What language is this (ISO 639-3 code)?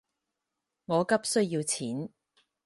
yue